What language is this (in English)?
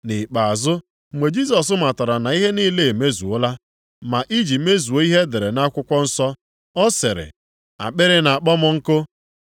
Igbo